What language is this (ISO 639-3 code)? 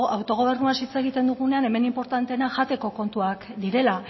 eus